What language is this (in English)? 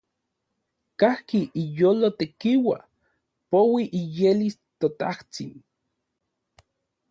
Central Puebla Nahuatl